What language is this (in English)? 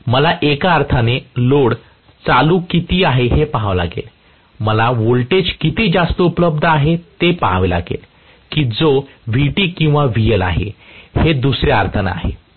Marathi